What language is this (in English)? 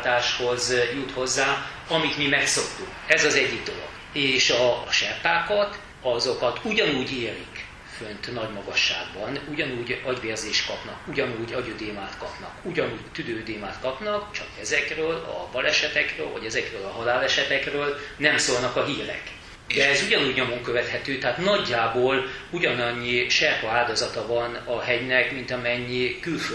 Hungarian